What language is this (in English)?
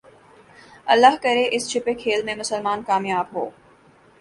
Urdu